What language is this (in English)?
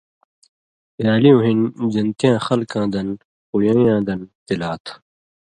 Indus Kohistani